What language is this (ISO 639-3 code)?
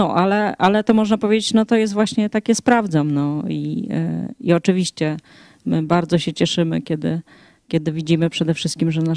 pol